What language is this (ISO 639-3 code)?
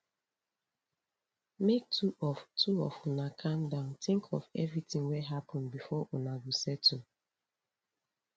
pcm